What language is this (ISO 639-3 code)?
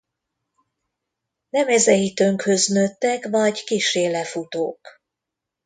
hun